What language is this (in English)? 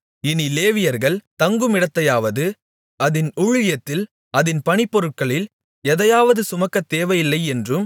Tamil